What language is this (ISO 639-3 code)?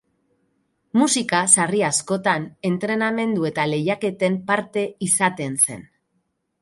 eus